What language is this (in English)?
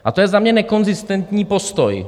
Czech